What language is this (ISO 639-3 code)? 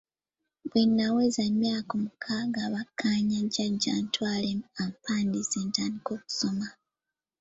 lug